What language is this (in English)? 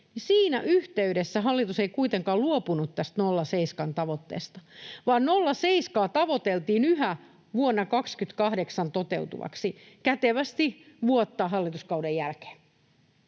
Finnish